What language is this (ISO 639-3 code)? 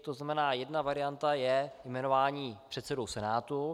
ces